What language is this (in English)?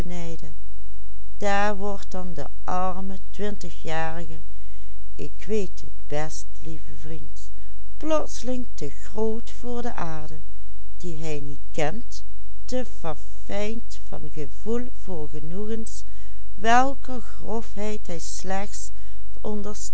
Dutch